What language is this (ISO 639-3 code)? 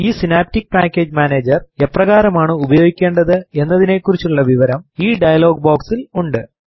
mal